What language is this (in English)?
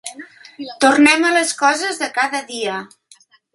Catalan